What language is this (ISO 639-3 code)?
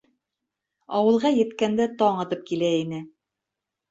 bak